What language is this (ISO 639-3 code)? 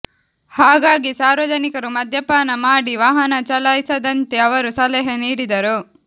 kan